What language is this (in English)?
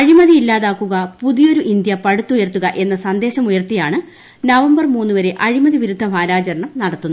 Malayalam